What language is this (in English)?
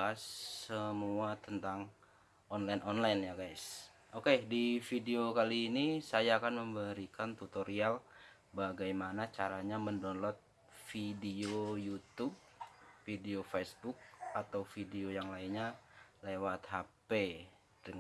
Indonesian